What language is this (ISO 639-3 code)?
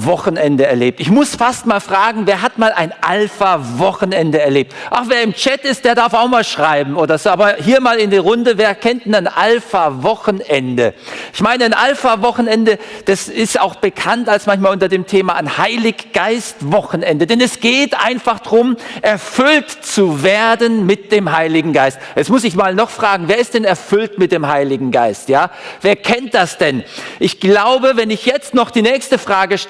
deu